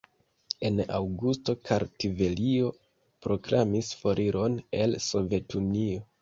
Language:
Esperanto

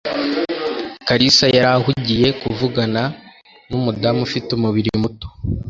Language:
Kinyarwanda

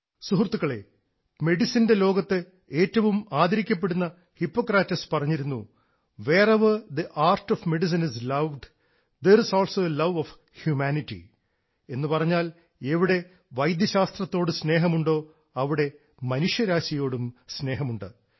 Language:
Malayalam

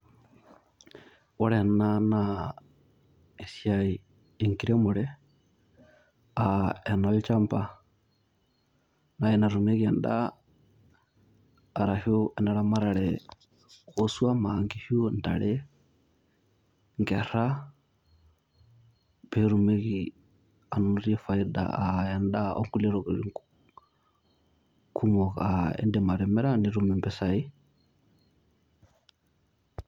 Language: Masai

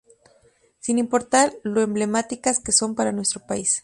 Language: Spanish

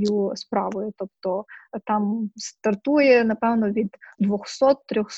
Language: Ukrainian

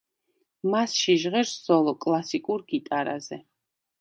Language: Georgian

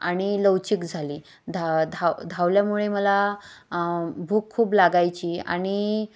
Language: Marathi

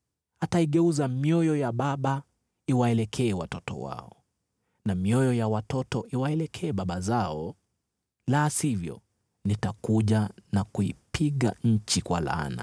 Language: Swahili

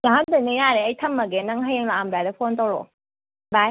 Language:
Manipuri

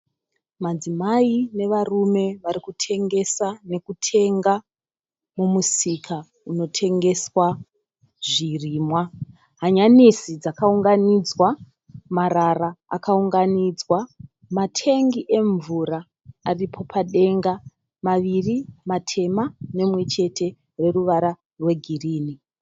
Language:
Shona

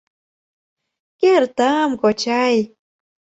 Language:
Mari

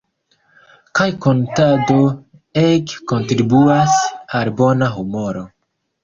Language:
Esperanto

